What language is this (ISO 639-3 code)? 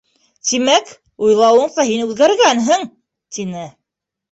bak